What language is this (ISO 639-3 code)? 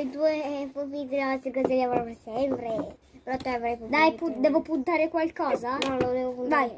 ita